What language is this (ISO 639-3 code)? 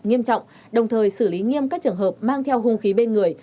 vie